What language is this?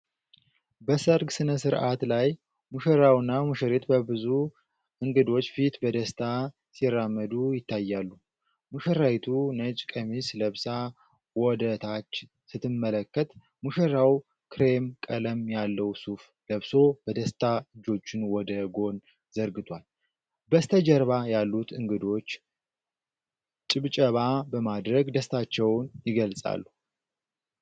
Amharic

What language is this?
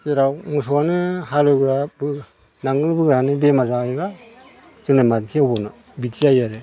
Bodo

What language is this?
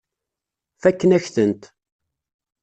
Kabyle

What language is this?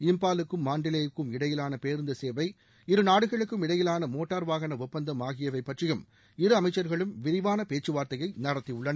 Tamil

